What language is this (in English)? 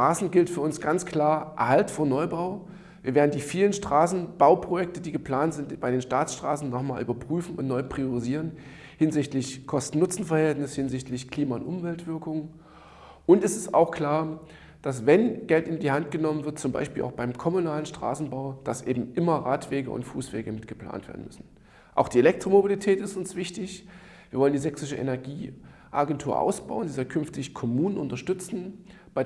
German